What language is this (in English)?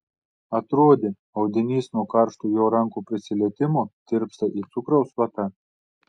Lithuanian